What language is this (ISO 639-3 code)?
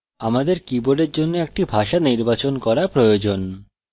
ben